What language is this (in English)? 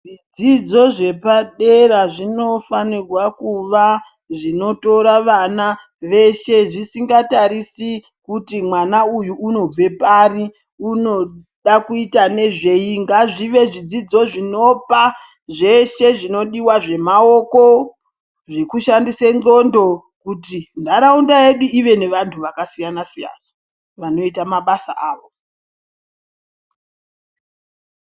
Ndau